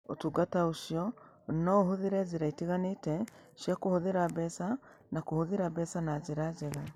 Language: Kikuyu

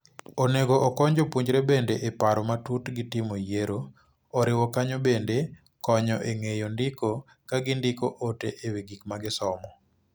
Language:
Luo (Kenya and Tanzania)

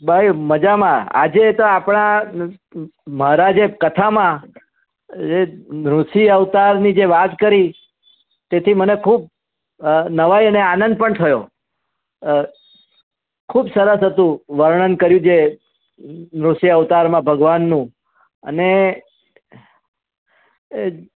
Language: Gujarati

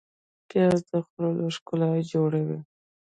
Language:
Pashto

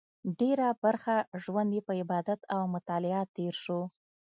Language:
Pashto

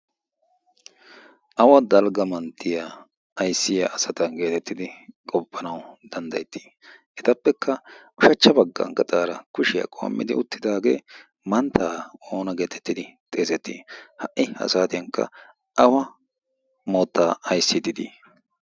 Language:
Wolaytta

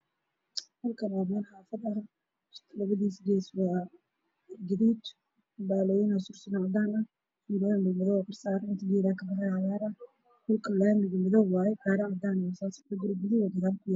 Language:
Somali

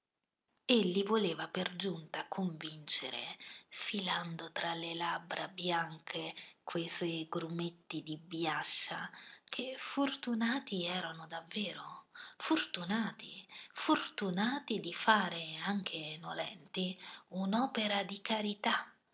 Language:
Italian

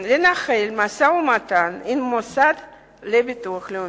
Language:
Hebrew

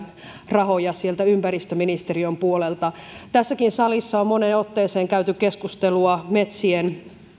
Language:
Finnish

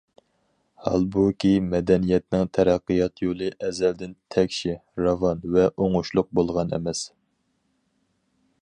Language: Uyghur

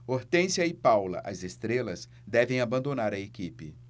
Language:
Portuguese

